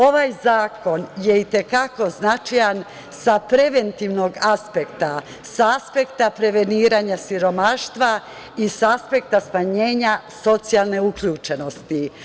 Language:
Serbian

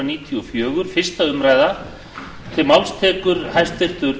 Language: Icelandic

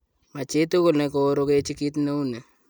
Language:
Kalenjin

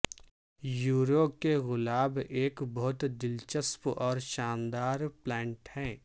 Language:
Urdu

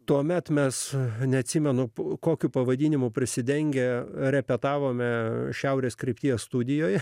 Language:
Lithuanian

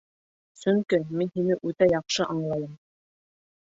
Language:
Bashkir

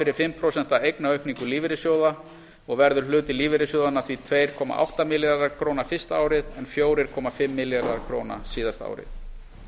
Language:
Icelandic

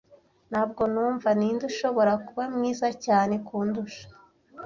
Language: Kinyarwanda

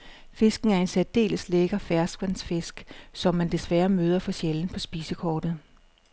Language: Danish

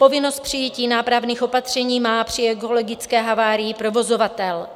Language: Czech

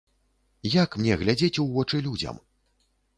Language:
Belarusian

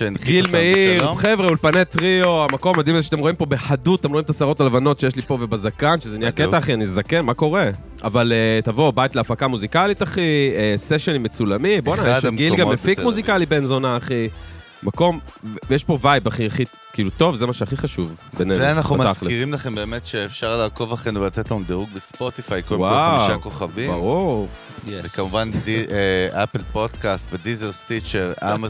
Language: Hebrew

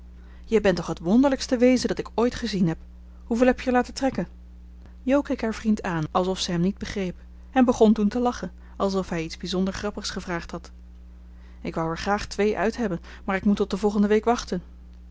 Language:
Dutch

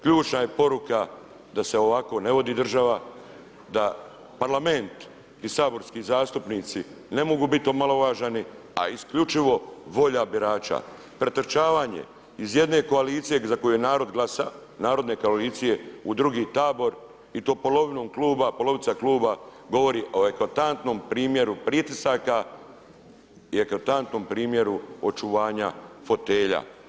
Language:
Croatian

